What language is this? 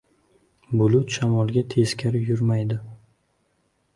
Uzbek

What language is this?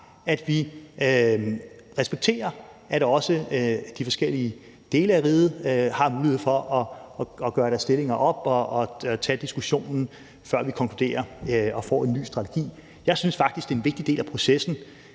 Danish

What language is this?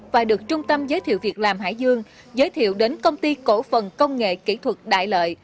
Vietnamese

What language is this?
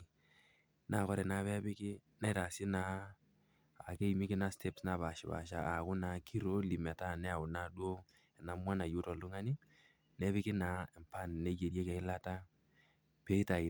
Masai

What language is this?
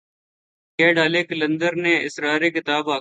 Urdu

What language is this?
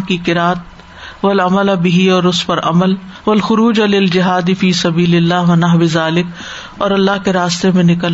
Urdu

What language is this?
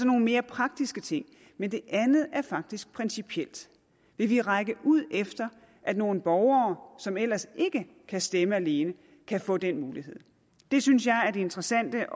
Danish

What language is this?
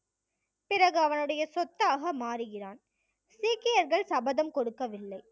Tamil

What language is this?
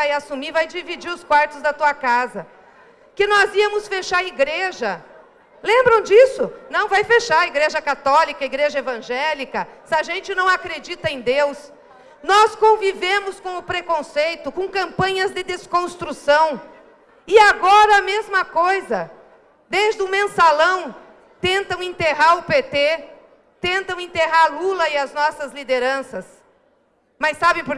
Portuguese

